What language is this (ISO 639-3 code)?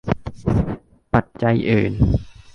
tha